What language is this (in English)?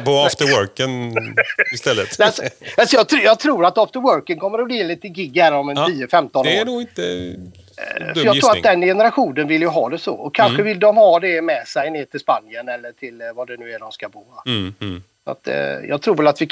Swedish